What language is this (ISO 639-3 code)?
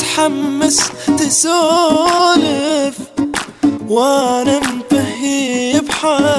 nld